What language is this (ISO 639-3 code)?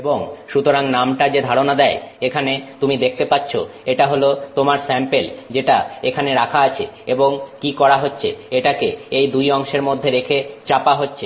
ben